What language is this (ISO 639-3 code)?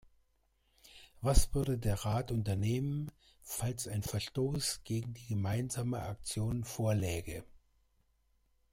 deu